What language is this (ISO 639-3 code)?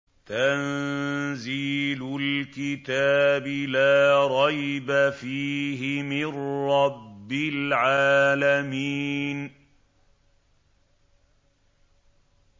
ara